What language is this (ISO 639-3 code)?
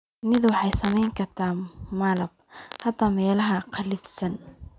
som